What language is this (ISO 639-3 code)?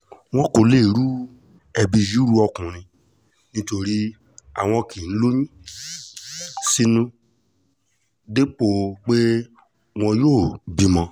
yor